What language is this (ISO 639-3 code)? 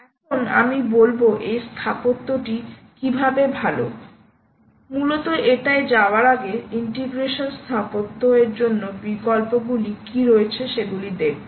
ben